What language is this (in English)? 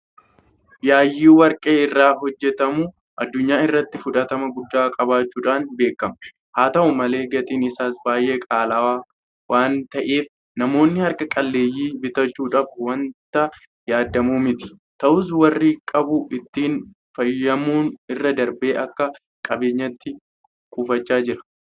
Oromo